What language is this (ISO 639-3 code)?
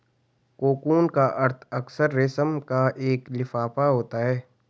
hin